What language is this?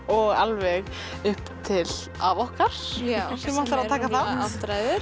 Icelandic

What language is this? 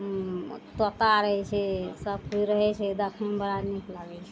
Maithili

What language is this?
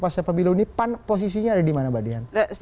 Indonesian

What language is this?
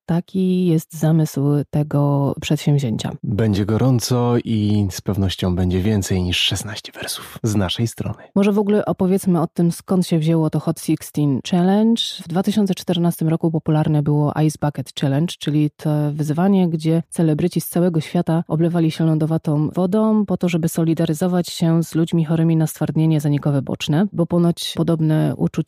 Polish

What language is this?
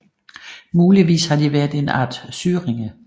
Danish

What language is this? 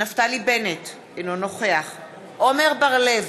Hebrew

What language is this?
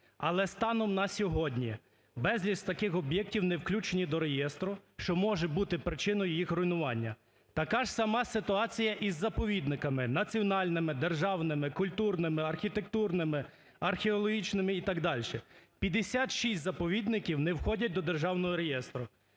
Ukrainian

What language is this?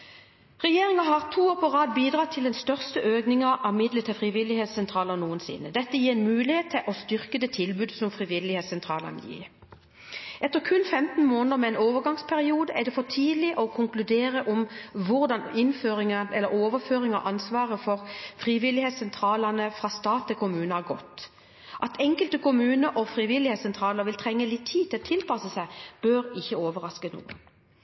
Norwegian Bokmål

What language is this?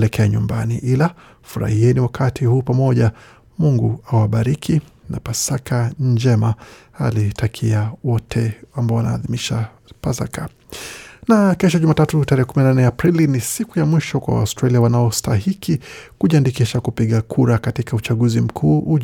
Swahili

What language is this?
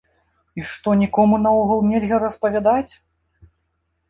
Belarusian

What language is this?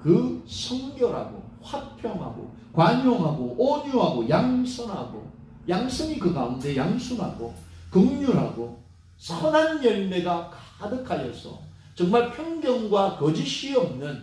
Korean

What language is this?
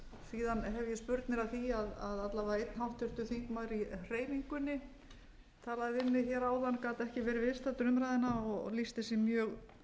Icelandic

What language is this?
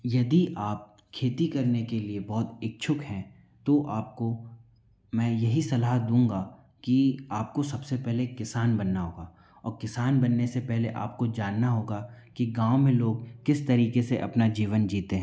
Hindi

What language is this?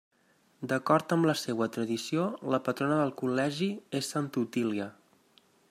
Catalan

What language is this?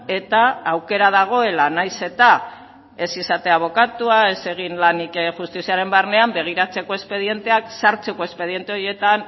Basque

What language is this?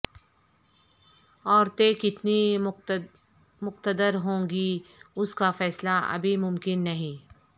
Urdu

